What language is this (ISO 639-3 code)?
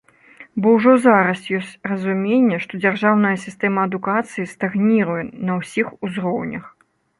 bel